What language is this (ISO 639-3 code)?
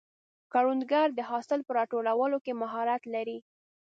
pus